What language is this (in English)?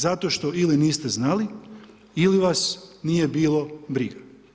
Croatian